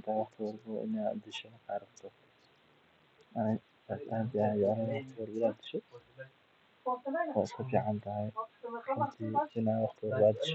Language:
Somali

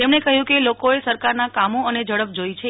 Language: Gujarati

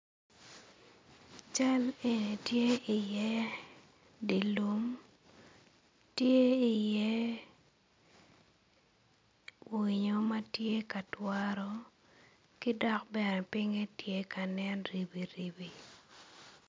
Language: Acoli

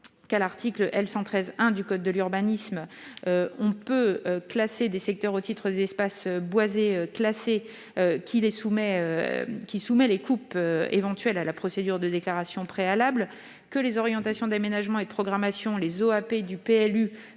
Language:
French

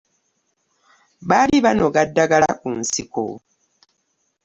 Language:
Ganda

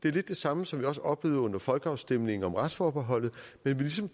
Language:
Danish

